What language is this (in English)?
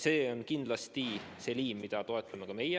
Estonian